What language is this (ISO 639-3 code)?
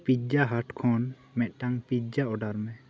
sat